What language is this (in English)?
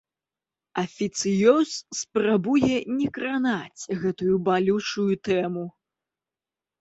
Belarusian